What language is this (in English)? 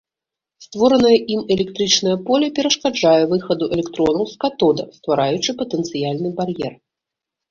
Belarusian